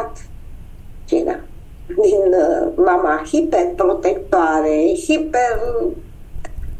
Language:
Romanian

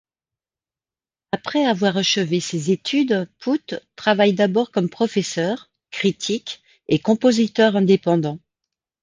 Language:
French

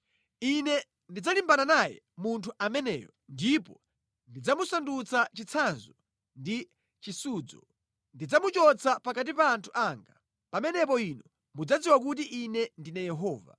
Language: Nyanja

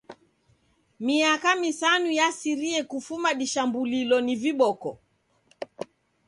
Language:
Taita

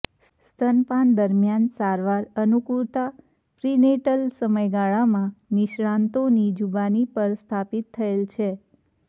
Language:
Gujarati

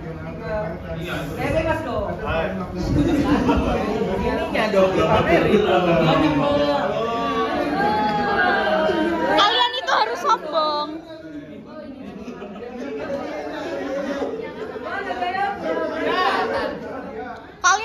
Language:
Indonesian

